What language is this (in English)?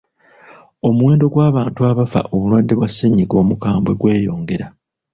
Ganda